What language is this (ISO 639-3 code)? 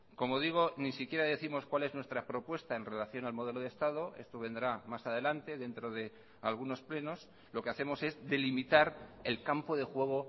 spa